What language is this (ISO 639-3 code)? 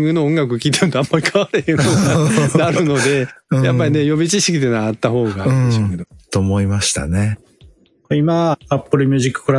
jpn